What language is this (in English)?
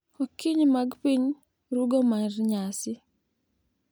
Luo (Kenya and Tanzania)